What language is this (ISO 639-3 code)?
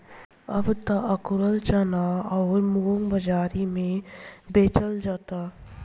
bho